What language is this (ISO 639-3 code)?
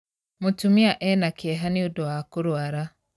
kik